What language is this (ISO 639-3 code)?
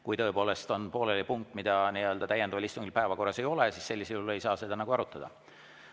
est